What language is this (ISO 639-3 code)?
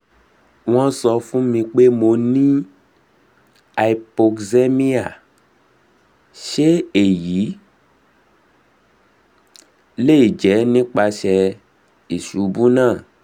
yor